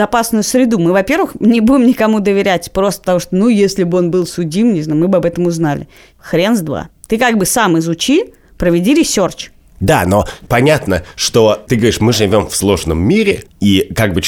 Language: Russian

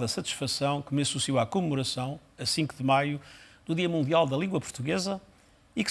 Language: Portuguese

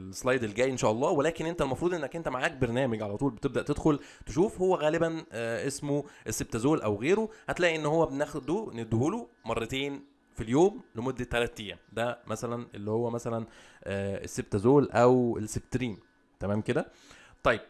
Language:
Arabic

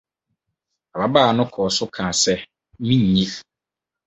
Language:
Akan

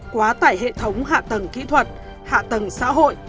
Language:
Vietnamese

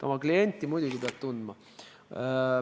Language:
Estonian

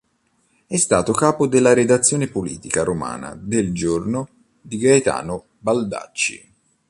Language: Italian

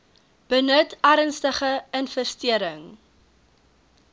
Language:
Afrikaans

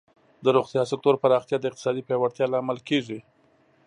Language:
Pashto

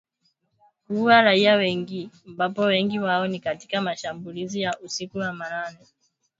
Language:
Swahili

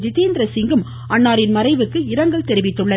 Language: Tamil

